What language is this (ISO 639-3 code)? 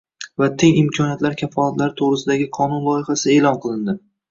uzb